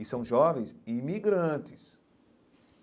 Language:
Portuguese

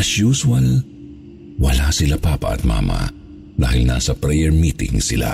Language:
Filipino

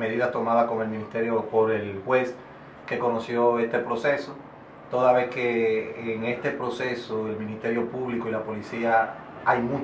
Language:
Spanish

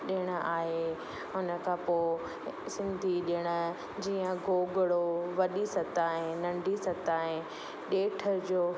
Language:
Sindhi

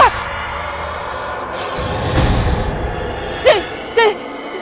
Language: Indonesian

